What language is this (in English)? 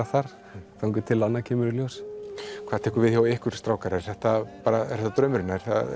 Icelandic